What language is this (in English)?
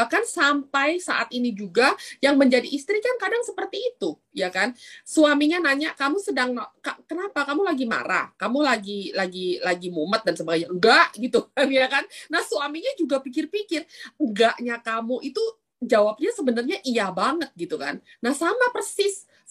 Indonesian